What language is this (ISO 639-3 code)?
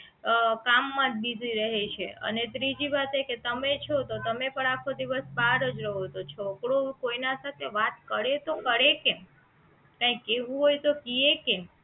guj